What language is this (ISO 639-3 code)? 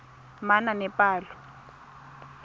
tsn